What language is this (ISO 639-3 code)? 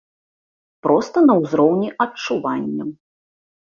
bel